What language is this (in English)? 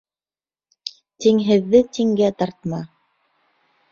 Bashkir